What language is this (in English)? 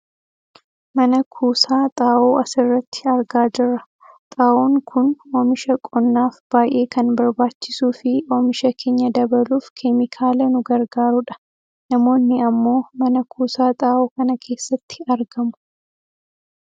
Oromo